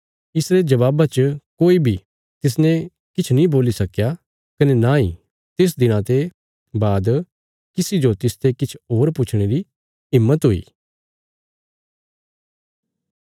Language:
Bilaspuri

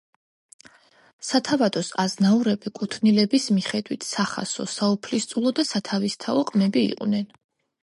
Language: Georgian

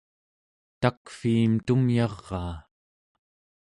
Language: Central Yupik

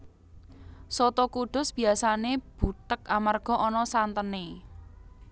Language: Javanese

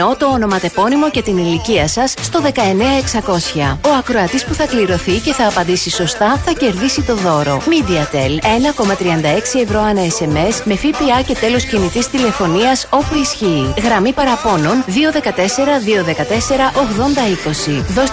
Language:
Greek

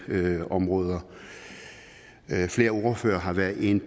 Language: Danish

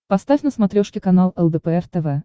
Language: Russian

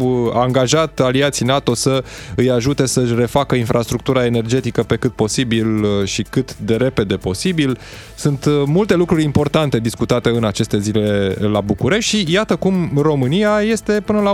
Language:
Romanian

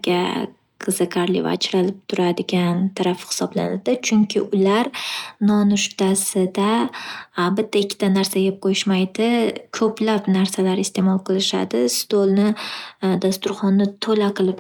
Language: Uzbek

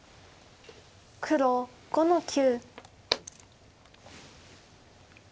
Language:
Japanese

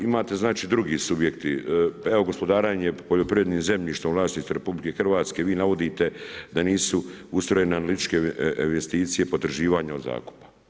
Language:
Croatian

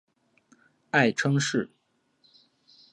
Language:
Chinese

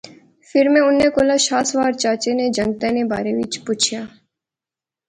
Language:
Pahari-Potwari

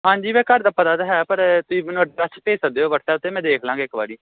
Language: Punjabi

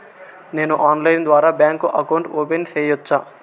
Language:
Telugu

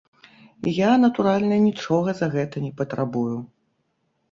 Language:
Belarusian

